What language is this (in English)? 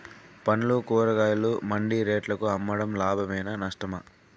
Telugu